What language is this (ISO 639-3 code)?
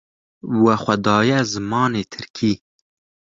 kur